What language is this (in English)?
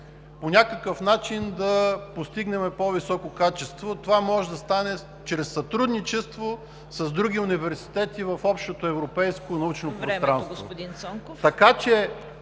Bulgarian